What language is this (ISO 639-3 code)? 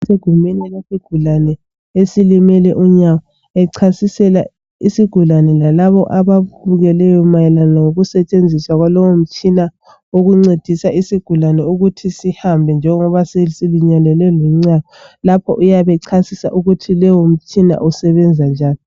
nde